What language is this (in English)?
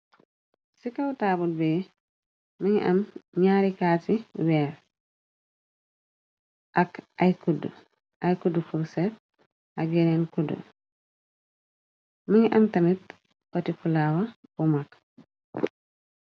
Wolof